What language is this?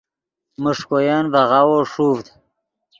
Yidgha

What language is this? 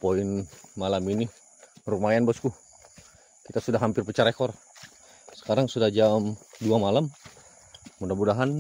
Indonesian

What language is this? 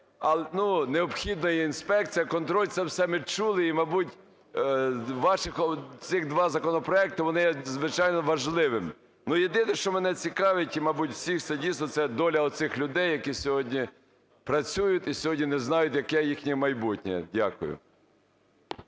Ukrainian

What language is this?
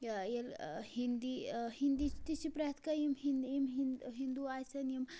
Kashmiri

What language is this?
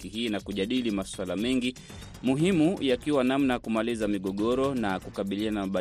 Swahili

